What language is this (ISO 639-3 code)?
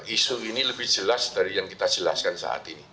ind